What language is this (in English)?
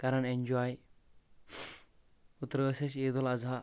Kashmiri